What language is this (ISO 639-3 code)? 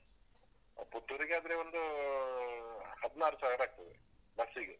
kan